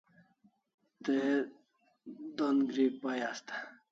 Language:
Kalasha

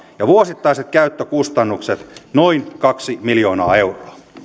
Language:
Finnish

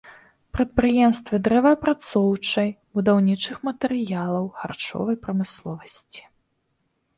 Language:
Belarusian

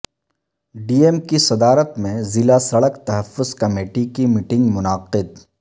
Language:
Urdu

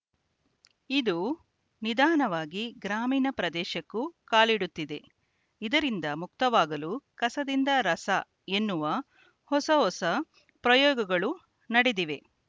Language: Kannada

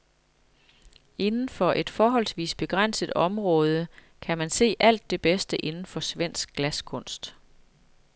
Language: Danish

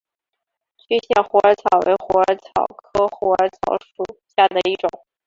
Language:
Chinese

